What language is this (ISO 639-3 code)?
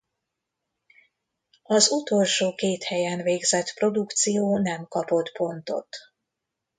hun